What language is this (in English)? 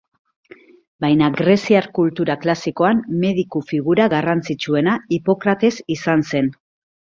Basque